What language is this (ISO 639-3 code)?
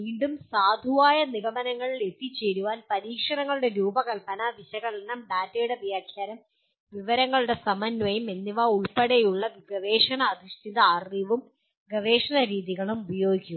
mal